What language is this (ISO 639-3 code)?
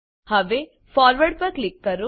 guj